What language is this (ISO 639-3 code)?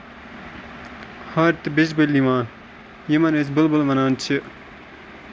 kas